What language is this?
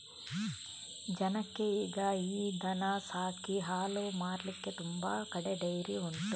Kannada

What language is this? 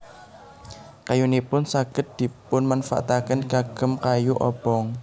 Javanese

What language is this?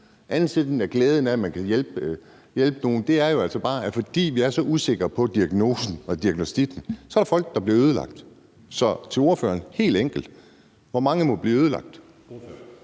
Danish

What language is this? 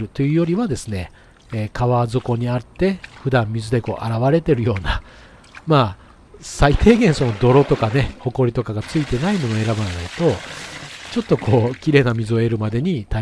Japanese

